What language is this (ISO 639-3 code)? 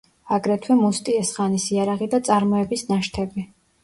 kat